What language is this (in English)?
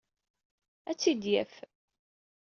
Kabyle